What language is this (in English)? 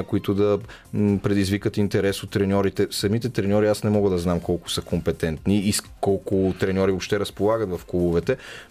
Bulgarian